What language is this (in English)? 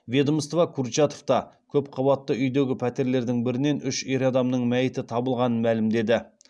Kazakh